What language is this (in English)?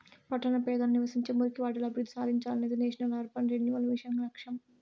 Telugu